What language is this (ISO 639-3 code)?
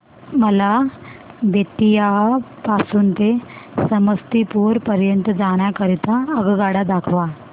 mar